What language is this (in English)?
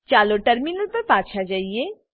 Gujarati